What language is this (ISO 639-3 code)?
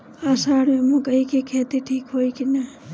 bho